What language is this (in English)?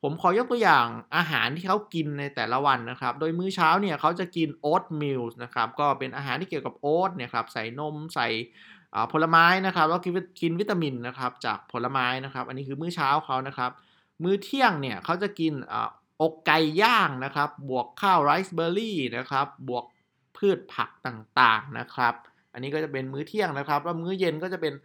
Thai